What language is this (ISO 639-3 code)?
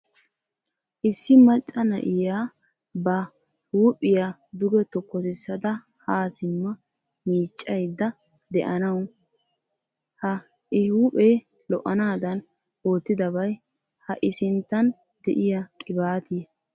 wal